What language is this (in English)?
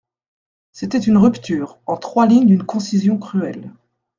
French